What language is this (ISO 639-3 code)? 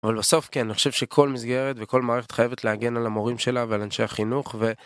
heb